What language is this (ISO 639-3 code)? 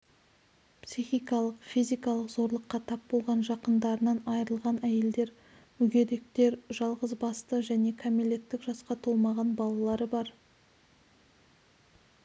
kaz